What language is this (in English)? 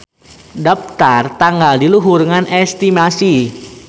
Sundanese